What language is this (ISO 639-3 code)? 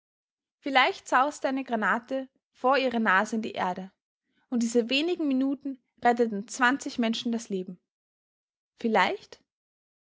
deu